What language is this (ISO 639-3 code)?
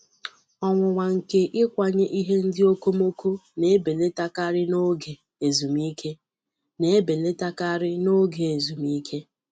ibo